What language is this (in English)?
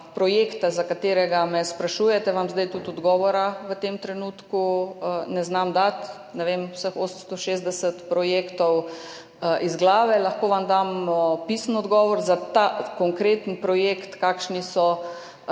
Slovenian